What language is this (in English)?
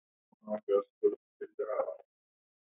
Icelandic